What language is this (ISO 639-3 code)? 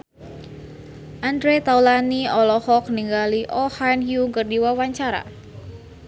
sun